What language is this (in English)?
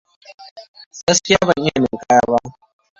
Hausa